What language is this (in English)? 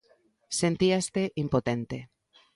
Galician